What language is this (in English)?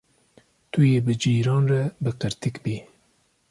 Kurdish